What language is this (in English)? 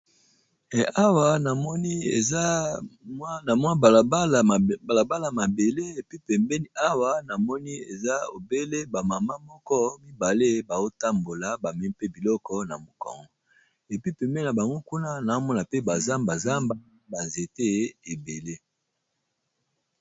Lingala